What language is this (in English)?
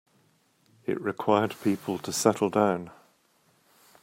English